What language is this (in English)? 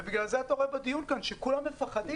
Hebrew